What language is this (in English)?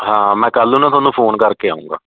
Punjabi